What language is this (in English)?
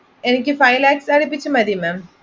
Malayalam